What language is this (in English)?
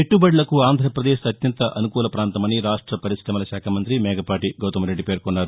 Telugu